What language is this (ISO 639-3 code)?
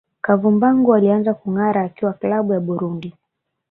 swa